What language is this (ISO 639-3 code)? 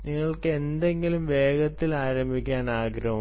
mal